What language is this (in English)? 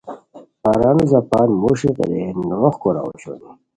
Khowar